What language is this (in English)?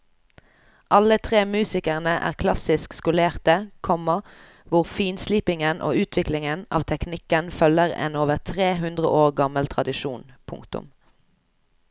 Norwegian